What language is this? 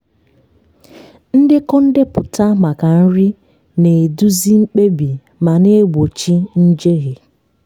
Igbo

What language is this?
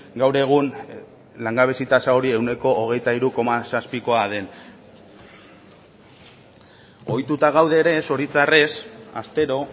Basque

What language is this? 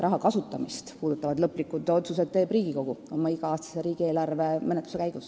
Estonian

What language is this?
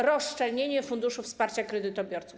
Polish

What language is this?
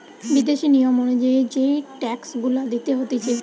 Bangla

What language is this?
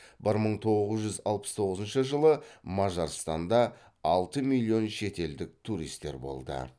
Kazakh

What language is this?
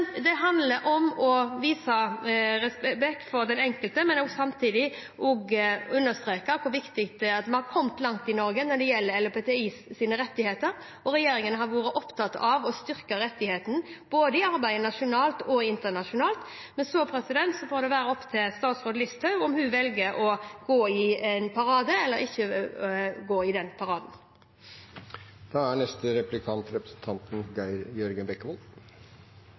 Norwegian Bokmål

